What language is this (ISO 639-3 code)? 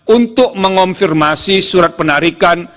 ind